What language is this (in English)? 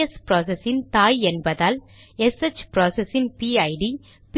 Tamil